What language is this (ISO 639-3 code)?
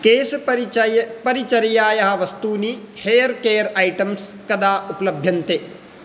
san